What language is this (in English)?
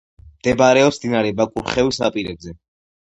Georgian